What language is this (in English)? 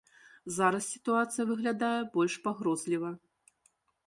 Belarusian